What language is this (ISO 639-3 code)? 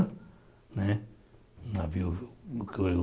por